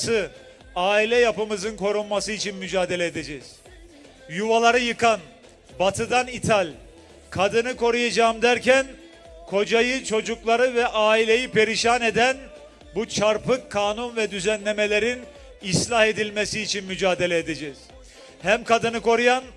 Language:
Turkish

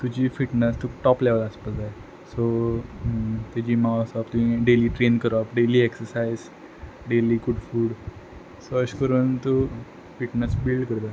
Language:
Konkani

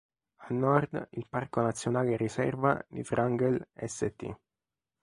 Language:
Italian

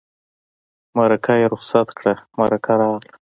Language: Pashto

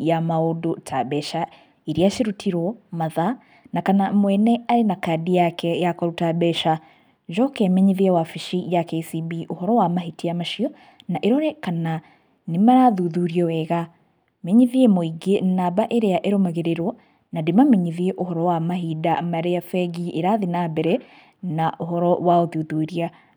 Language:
Kikuyu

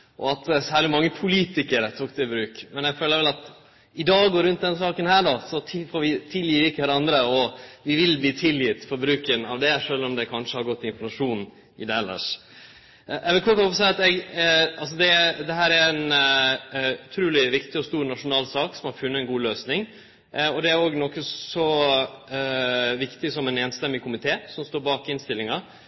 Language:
Norwegian Nynorsk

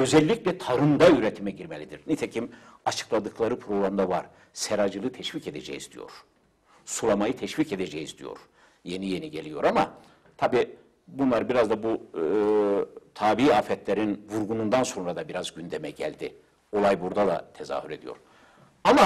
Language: Turkish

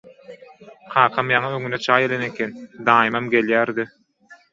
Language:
Turkmen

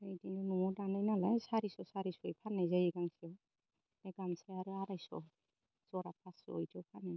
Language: Bodo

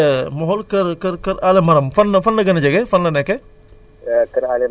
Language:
Wolof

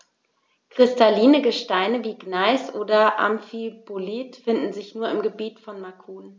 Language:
German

